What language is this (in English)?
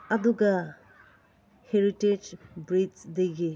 Manipuri